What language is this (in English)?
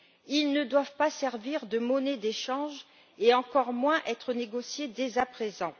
French